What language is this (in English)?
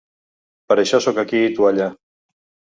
Catalan